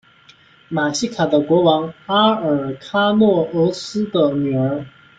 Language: Chinese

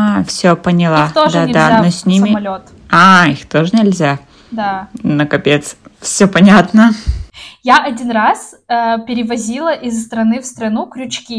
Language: Russian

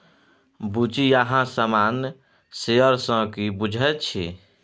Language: Maithili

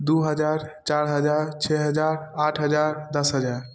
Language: Maithili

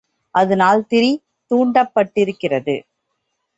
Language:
Tamil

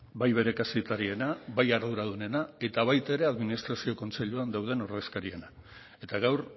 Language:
Basque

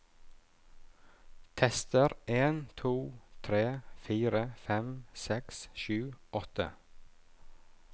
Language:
Norwegian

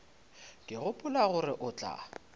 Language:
Northern Sotho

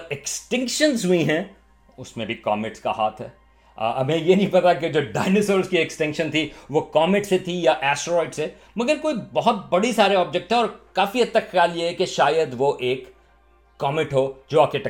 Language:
Urdu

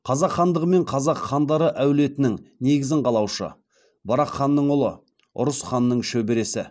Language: Kazakh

